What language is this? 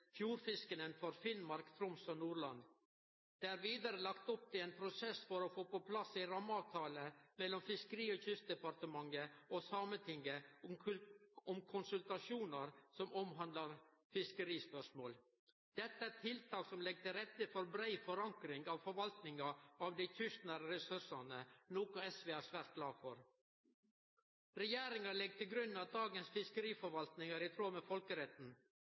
Norwegian Nynorsk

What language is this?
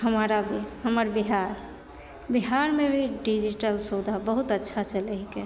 Maithili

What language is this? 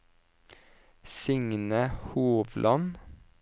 Norwegian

